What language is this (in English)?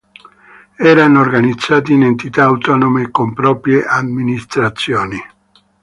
Italian